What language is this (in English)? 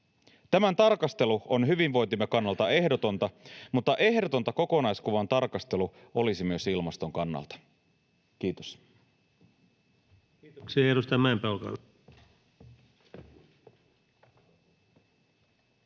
Finnish